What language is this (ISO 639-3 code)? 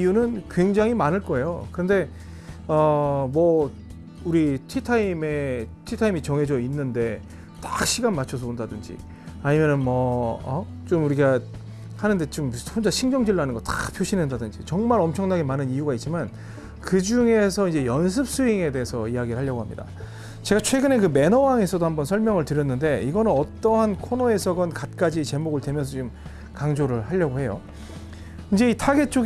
kor